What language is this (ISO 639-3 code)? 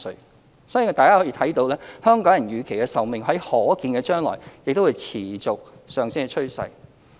yue